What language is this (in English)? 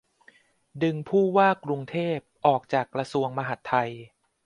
Thai